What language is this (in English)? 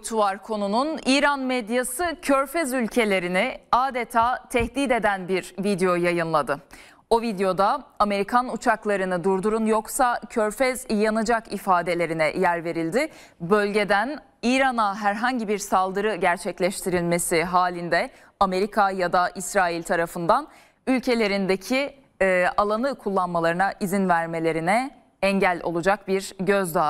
Turkish